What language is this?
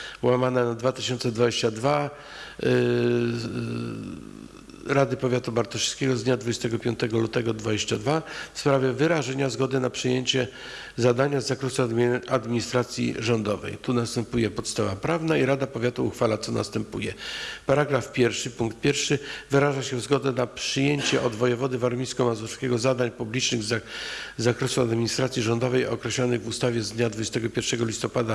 Polish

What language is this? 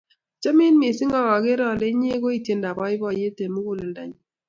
Kalenjin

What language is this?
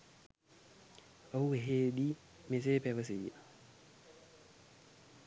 Sinhala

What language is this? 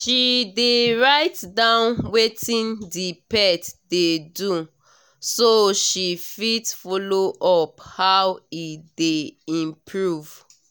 Nigerian Pidgin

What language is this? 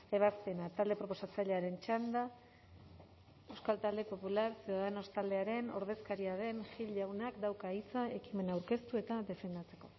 Basque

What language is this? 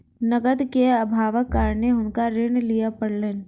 Maithili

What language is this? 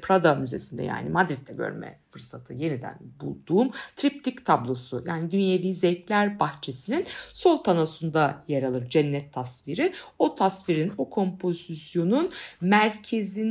Turkish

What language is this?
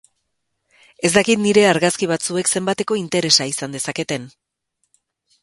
Basque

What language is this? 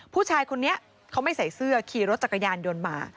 Thai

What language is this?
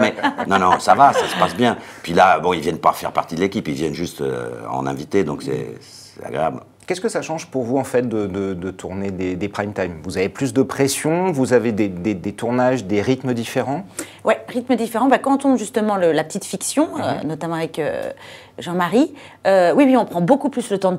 French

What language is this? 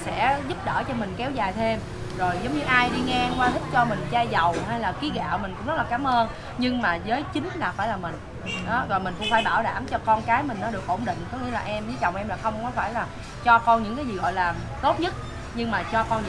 Vietnamese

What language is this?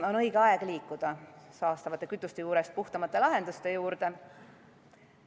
Estonian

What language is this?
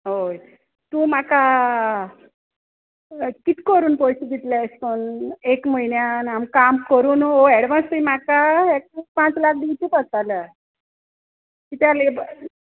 Konkani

